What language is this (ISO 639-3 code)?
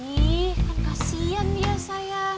ind